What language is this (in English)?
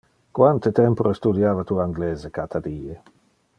Interlingua